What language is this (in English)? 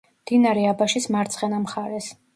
Georgian